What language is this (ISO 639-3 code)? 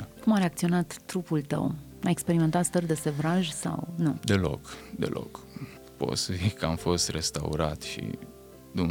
ron